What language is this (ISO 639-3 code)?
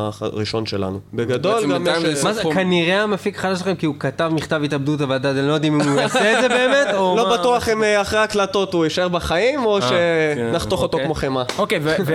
heb